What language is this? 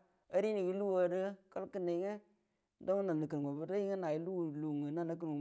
Buduma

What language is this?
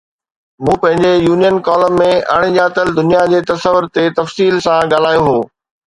Sindhi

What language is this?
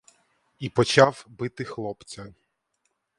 Ukrainian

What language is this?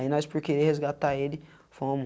Portuguese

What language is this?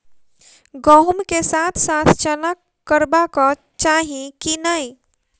Maithili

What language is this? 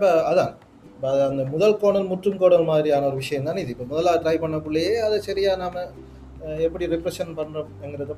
Tamil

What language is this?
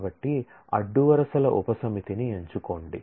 Telugu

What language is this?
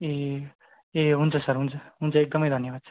Nepali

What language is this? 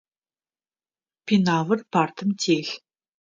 Adyghe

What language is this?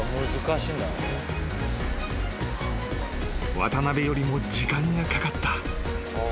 Japanese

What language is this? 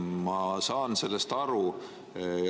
Estonian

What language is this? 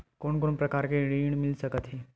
Chhattisgarhi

